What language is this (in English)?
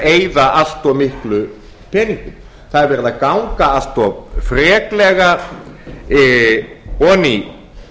Icelandic